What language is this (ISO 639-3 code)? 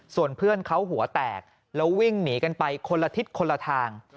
tha